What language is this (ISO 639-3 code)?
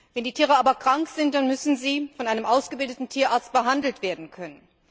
deu